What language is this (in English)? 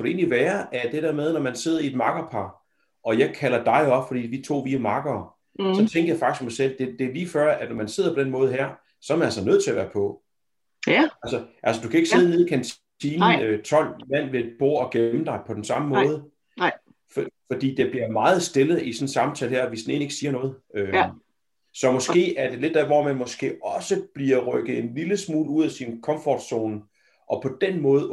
Danish